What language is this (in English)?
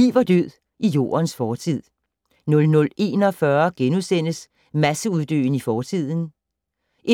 Danish